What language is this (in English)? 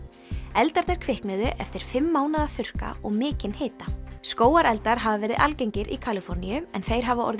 Icelandic